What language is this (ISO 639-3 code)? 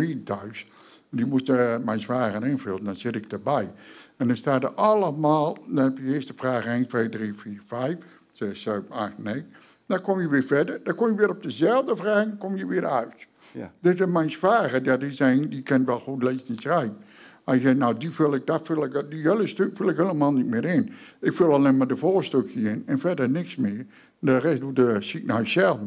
nld